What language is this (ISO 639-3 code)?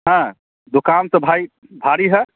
mai